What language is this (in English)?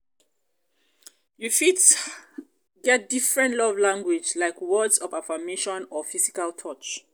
Nigerian Pidgin